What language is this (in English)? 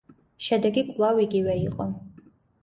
Georgian